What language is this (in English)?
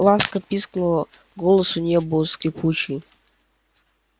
Russian